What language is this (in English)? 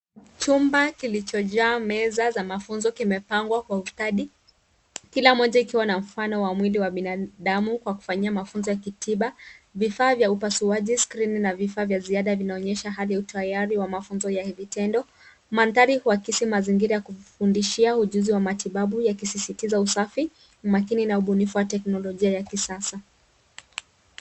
Swahili